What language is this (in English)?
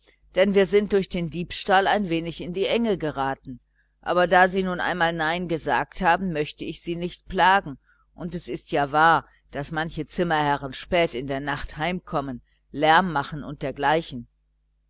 German